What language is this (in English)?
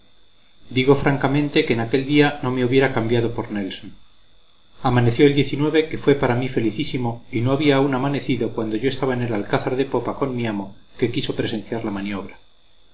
Spanish